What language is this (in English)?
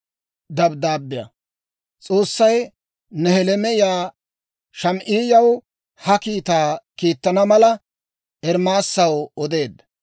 Dawro